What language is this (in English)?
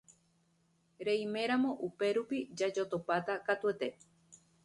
Guarani